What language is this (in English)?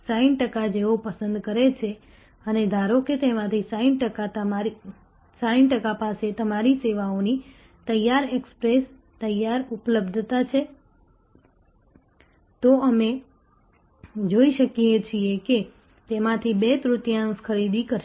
Gujarati